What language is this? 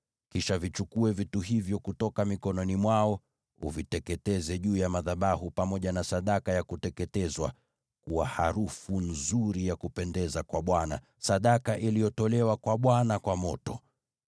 Swahili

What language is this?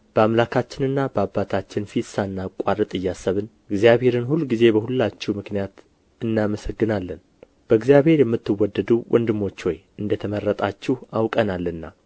Amharic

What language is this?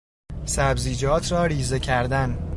Persian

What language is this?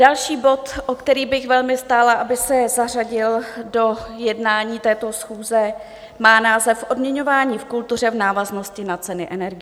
Czech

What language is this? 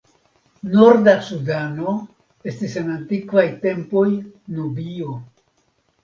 Esperanto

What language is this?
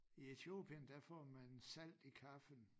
Danish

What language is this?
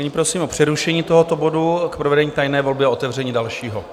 Czech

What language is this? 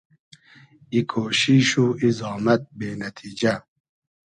Hazaragi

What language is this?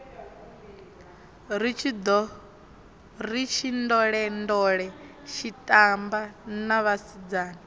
Venda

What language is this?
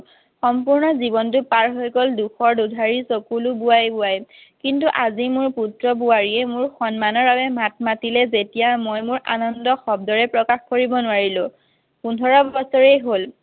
Assamese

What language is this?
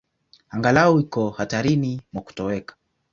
Swahili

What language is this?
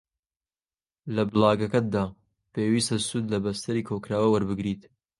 Central Kurdish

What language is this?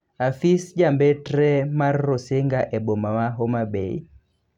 Luo (Kenya and Tanzania)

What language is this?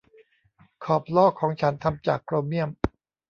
Thai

